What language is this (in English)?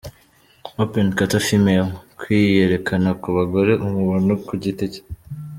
Kinyarwanda